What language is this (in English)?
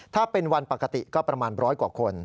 Thai